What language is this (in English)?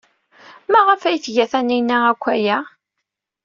Kabyle